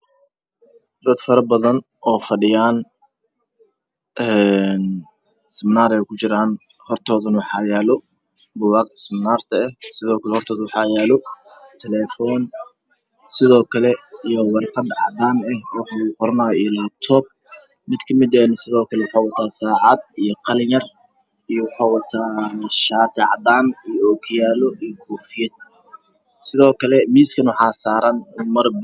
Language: Somali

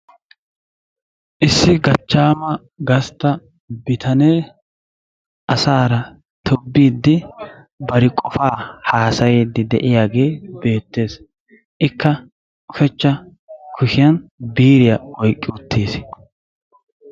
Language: Wolaytta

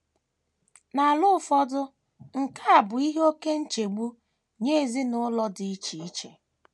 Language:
Igbo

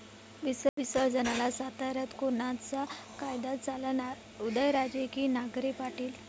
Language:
Marathi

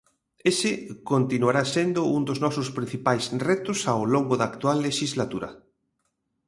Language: Galician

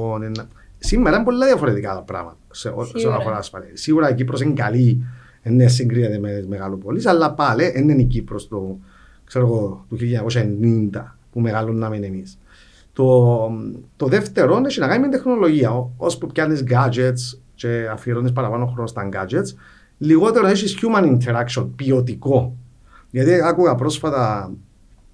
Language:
Greek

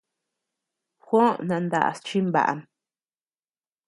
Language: Tepeuxila Cuicatec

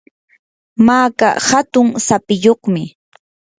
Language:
Yanahuanca Pasco Quechua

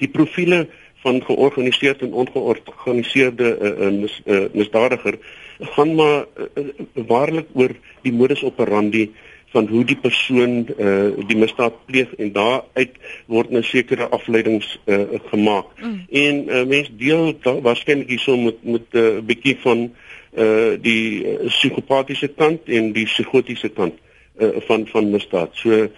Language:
Dutch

